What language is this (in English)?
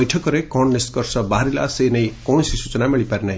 Odia